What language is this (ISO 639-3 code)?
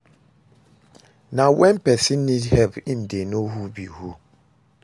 pcm